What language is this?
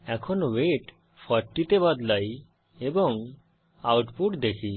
Bangla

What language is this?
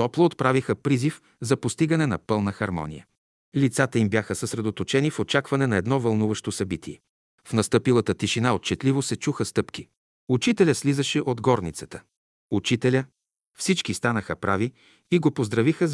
Bulgarian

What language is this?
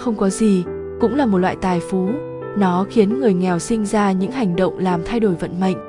Vietnamese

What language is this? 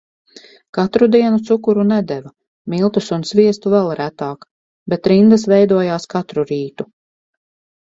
Latvian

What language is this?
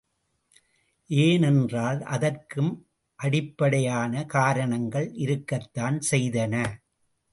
Tamil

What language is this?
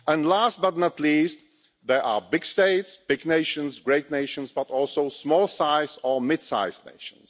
English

